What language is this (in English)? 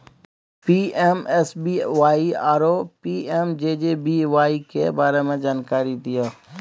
Maithili